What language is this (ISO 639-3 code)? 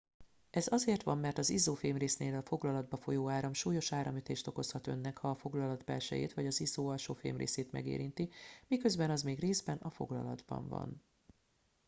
hun